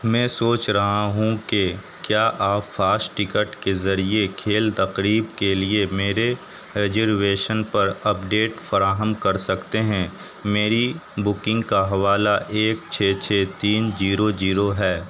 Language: Urdu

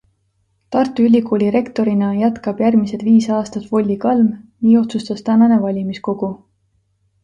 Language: Estonian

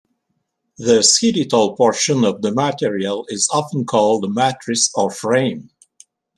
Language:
English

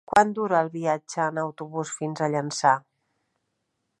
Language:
Catalan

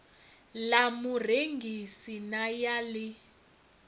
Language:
Venda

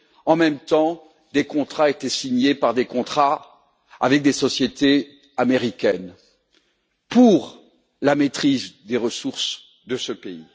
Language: French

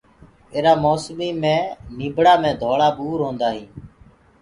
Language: Gurgula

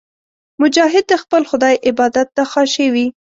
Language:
Pashto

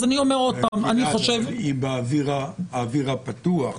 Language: Hebrew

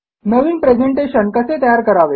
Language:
Marathi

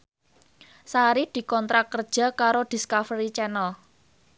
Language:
Javanese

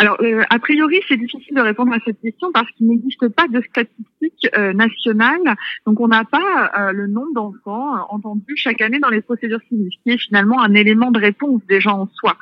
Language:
French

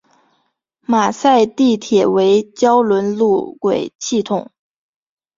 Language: Chinese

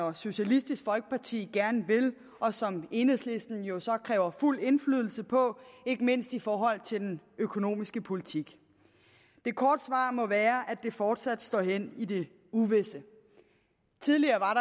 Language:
Danish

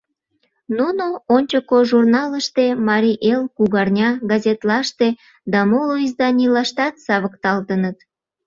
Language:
Mari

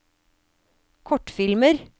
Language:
Norwegian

